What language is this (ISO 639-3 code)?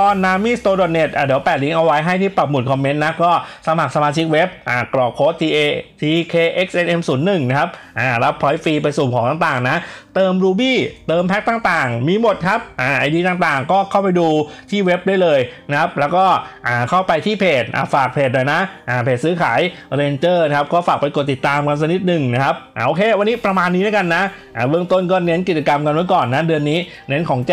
tha